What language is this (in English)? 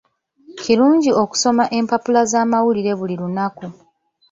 Ganda